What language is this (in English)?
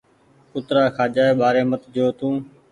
Goaria